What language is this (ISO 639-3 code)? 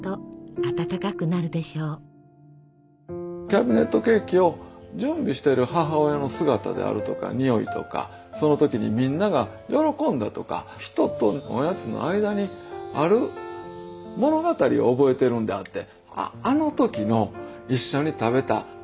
jpn